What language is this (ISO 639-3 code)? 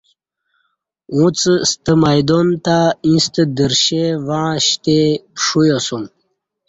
bsh